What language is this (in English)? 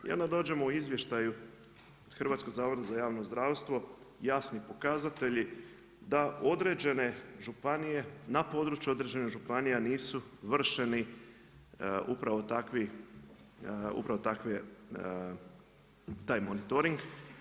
Croatian